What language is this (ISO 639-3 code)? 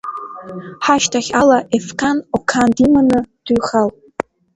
abk